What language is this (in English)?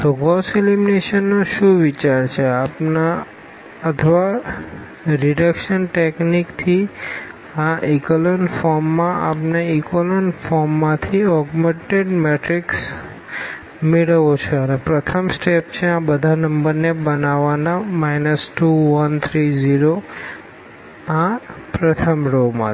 Gujarati